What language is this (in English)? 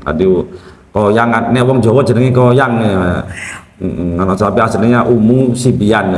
Indonesian